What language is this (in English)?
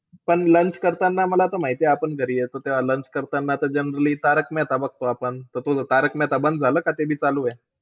Marathi